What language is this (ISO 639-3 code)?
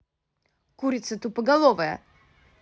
rus